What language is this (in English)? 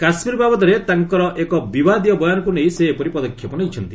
Odia